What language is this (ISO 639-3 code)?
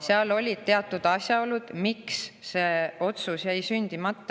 est